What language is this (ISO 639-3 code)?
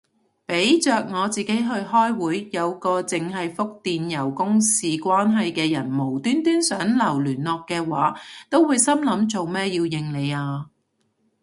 yue